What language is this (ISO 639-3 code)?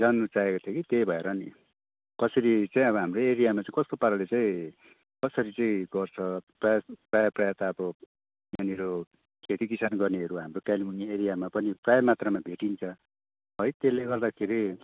nep